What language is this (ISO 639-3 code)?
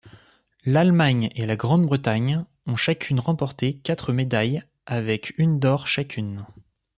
fra